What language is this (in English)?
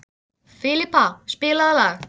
Icelandic